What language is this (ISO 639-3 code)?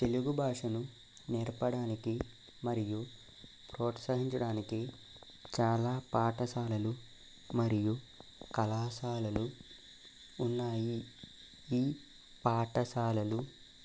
tel